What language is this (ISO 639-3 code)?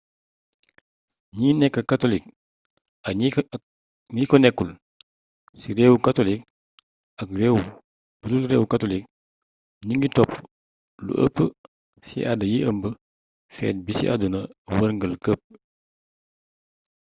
wol